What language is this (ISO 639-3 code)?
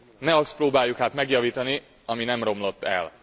hun